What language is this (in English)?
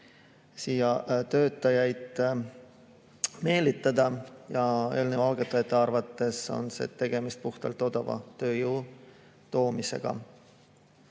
Estonian